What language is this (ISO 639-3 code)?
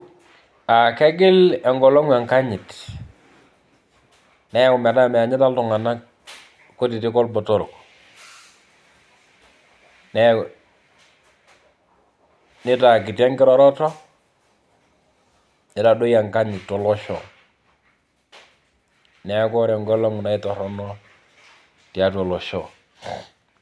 mas